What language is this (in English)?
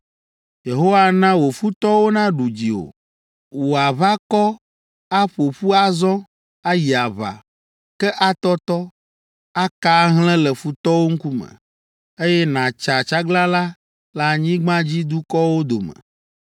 Ewe